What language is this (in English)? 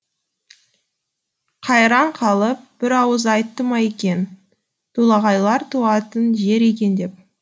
Kazakh